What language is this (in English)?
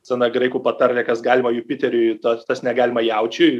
Lithuanian